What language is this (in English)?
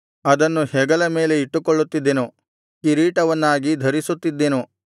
Kannada